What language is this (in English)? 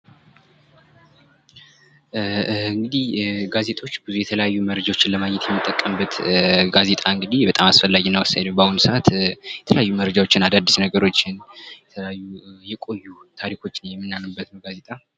Amharic